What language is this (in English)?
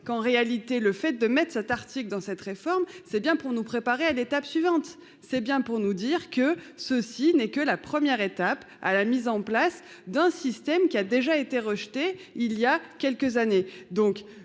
French